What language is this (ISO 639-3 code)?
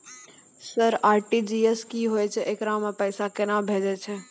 mai